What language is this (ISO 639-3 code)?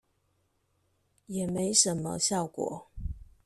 zho